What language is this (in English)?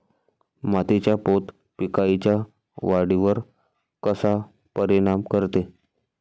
Marathi